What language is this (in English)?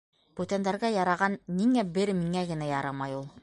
Bashkir